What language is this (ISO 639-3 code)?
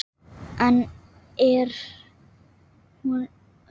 isl